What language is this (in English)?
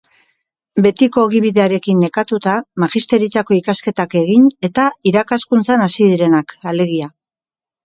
Basque